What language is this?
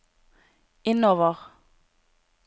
Norwegian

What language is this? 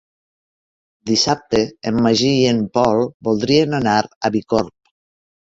Catalan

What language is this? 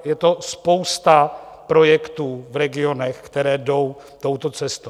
Czech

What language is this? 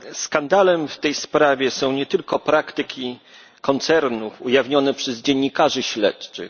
Polish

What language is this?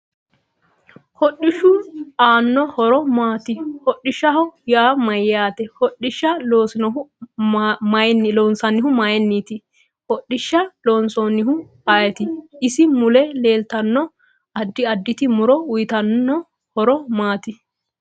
Sidamo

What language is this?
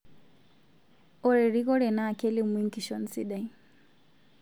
Masai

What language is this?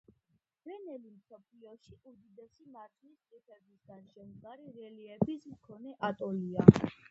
Georgian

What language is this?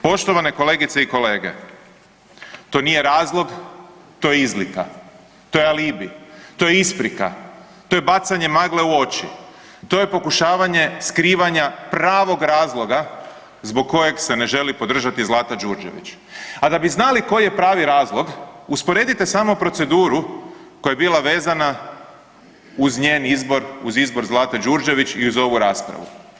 Croatian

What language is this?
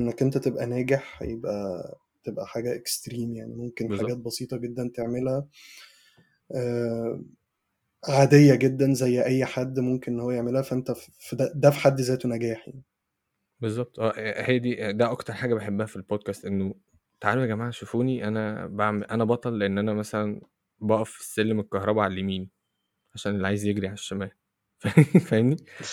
Arabic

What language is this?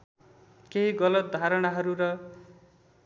Nepali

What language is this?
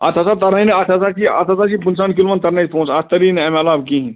Kashmiri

